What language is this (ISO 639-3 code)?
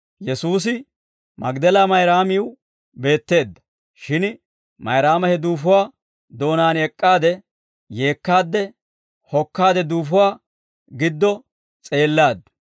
dwr